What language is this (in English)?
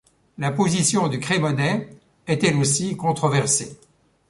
French